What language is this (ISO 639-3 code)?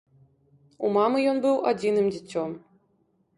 bel